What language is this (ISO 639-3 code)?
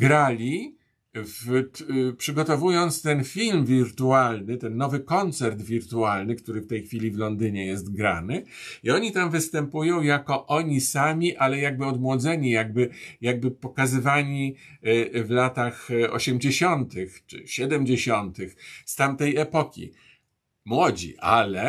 pol